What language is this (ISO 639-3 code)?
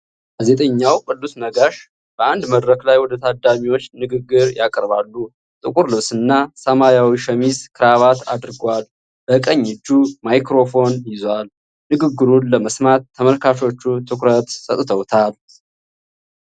amh